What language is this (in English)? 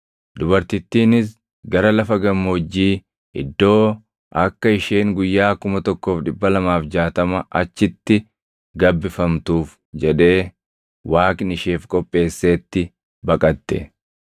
Oromo